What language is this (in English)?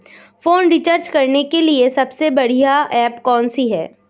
Hindi